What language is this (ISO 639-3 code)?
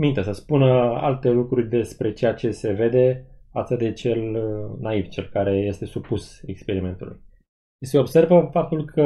ron